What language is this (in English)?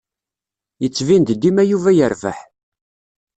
Kabyle